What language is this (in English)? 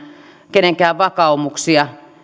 Finnish